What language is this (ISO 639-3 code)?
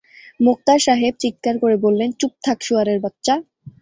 ben